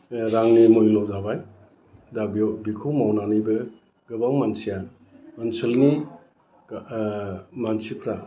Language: Bodo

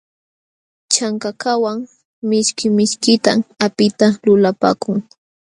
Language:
Jauja Wanca Quechua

